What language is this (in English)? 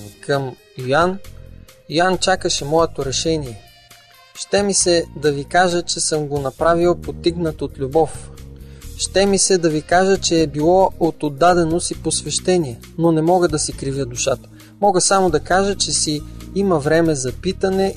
Bulgarian